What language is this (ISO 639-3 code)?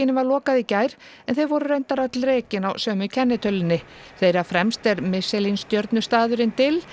isl